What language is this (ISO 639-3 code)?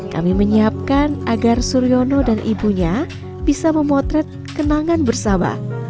ind